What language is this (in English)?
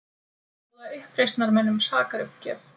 Icelandic